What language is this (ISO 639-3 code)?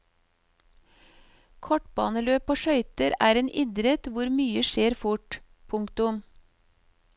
nor